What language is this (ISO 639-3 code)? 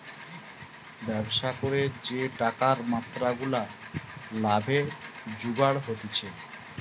ben